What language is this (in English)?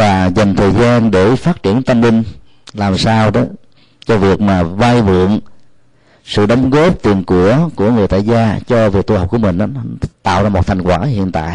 Vietnamese